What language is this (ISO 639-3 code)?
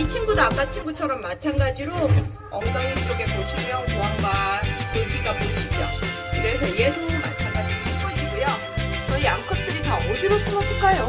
kor